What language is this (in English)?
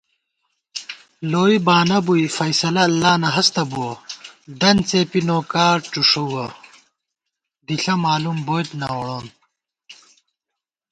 Gawar-Bati